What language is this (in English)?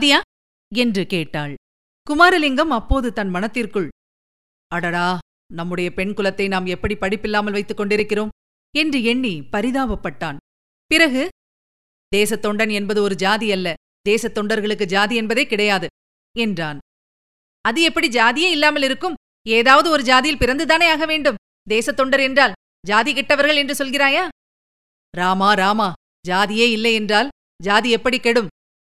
Tamil